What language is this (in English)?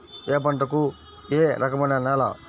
Telugu